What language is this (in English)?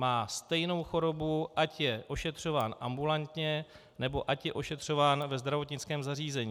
Czech